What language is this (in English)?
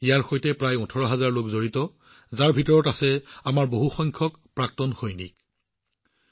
Assamese